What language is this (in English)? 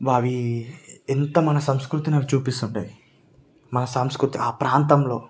Telugu